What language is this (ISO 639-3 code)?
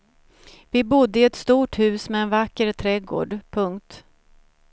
swe